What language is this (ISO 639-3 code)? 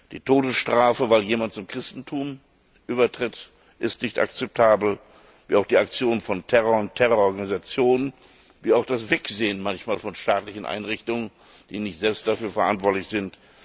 deu